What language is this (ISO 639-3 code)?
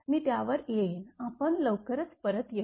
mar